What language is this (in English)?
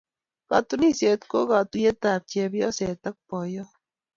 Kalenjin